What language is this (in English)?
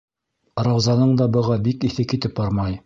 Bashkir